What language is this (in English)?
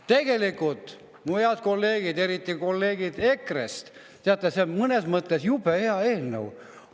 Estonian